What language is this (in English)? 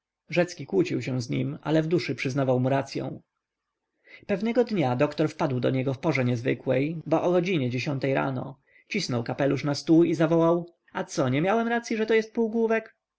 Polish